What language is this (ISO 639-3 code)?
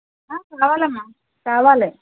tel